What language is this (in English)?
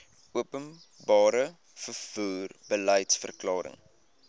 Afrikaans